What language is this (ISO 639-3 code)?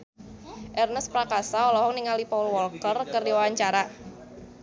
sun